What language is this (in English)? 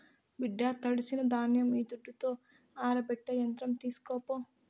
Telugu